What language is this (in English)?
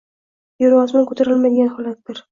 Uzbek